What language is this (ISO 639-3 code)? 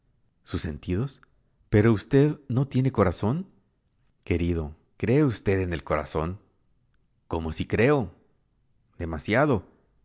spa